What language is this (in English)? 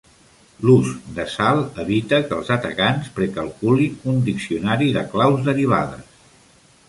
Catalan